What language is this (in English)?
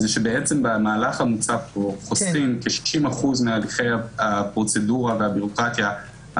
Hebrew